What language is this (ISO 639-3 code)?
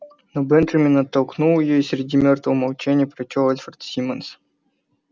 rus